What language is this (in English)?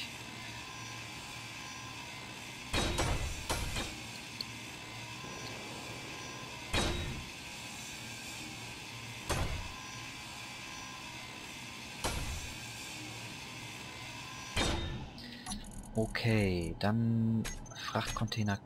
German